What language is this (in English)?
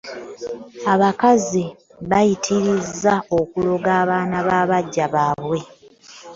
Ganda